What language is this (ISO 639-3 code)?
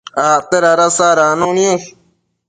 mcf